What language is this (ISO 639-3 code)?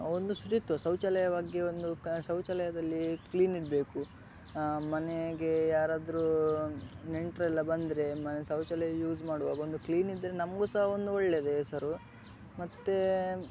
kan